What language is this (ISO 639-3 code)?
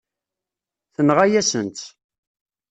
kab